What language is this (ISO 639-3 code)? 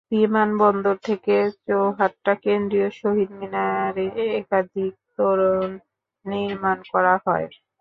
ben